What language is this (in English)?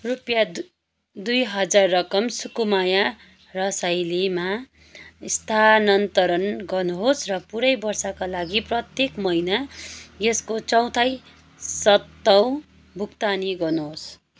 Nepali